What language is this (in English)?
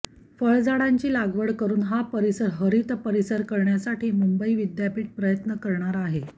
Marathi